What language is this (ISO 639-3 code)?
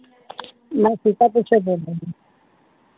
hin